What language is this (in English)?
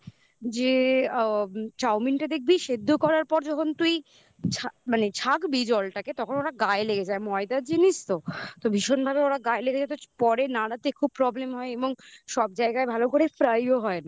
Bangla